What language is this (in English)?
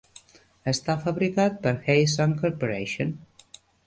Catalan